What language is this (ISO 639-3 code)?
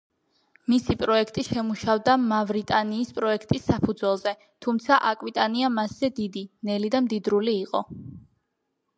kat